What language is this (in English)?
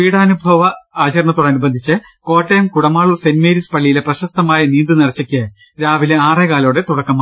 Malayalam